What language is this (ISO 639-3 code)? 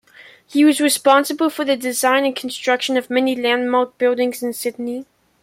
eng